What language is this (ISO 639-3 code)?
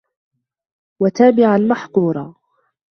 ara